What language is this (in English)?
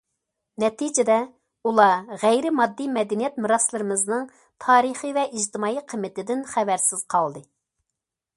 Uyghur